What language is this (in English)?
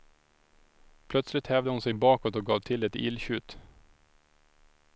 Swedish